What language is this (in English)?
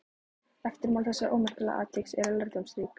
Icelandic